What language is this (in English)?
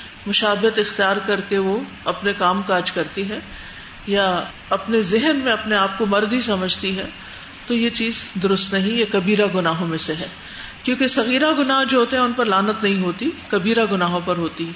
Urdu